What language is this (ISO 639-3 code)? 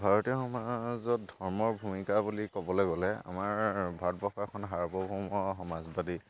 asm